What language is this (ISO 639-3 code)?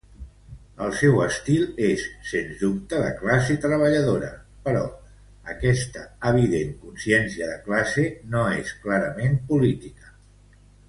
cat